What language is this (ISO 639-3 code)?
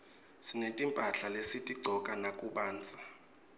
ssw